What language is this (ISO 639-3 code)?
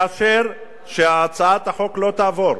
heb